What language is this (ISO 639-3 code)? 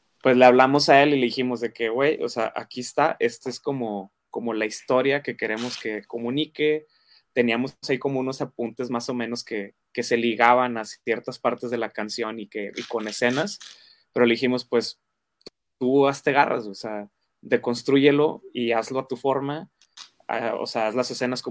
spa